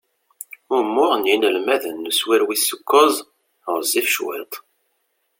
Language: Kabyle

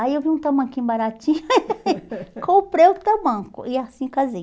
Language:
Portuguese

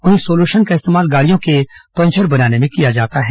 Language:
Hindi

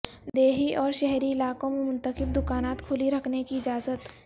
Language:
Urdu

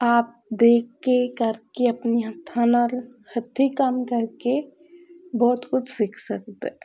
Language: Punjabi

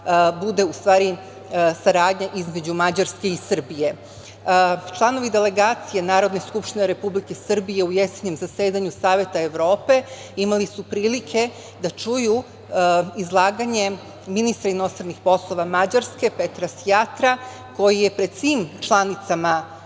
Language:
Serbian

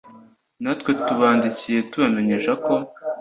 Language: Kinyarwanda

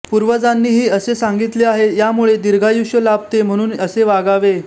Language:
Marathi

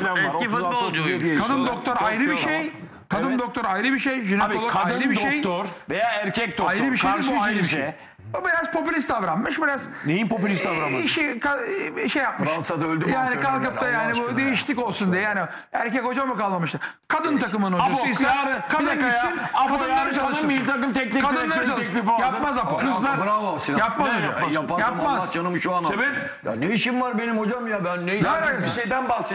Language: Turkish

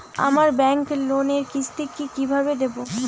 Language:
Bangla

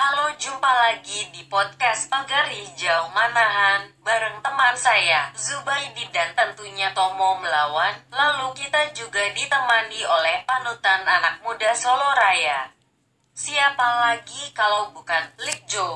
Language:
Indonesian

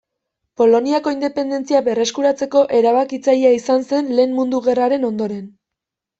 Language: Basque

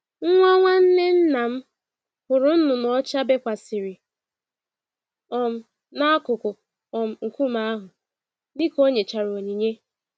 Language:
Igbo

